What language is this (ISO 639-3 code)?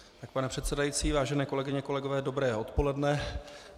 ces